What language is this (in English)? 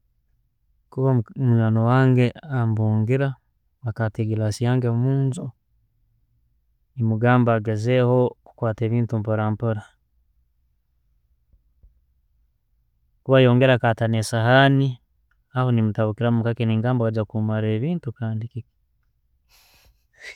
Tooro